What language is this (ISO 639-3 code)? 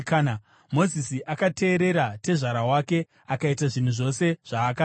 sna